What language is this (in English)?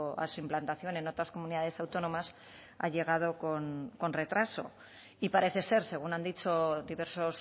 Spanish